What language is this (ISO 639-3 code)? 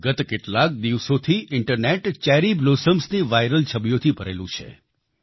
guj